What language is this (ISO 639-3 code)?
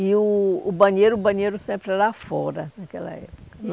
por